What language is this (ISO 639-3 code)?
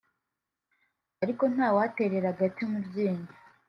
kin